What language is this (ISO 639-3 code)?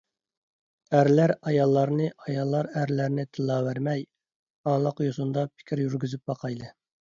uig